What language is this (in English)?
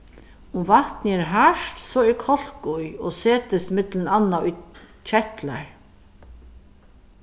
Faroese